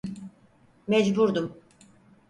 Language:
Turkish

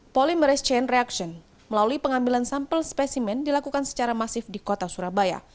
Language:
Indonesian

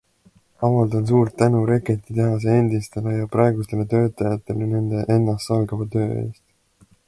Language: Estonian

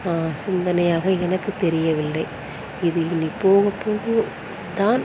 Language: Tamil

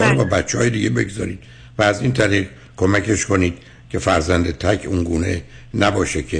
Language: Persian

